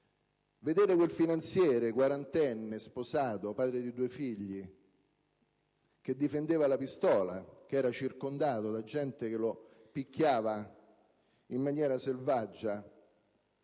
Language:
Italian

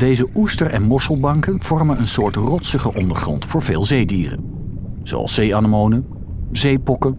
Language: Dutch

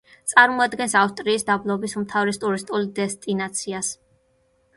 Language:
Georgian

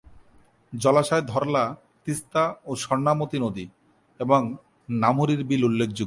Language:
Bangla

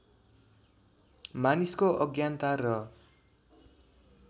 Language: Nepali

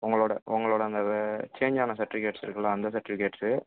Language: Tamil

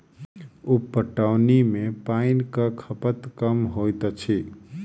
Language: Maithili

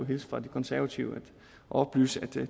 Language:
Danish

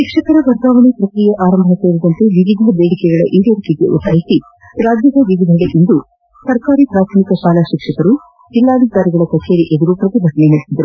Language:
Kannada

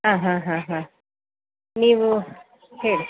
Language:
Kannada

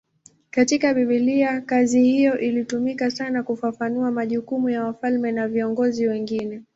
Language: Swahili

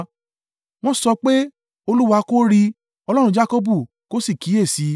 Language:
Yoruba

